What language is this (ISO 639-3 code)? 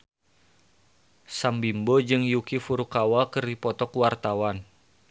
sun